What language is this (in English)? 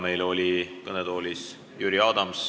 Estonian